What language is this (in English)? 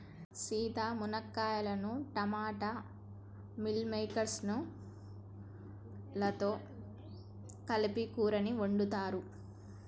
Telugu